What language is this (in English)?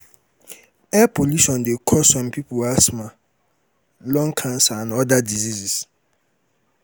Nigerian Pidgin